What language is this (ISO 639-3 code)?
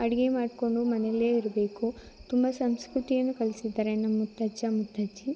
kan